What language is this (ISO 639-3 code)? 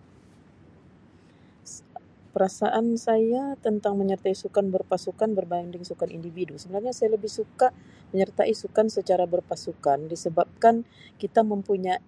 msi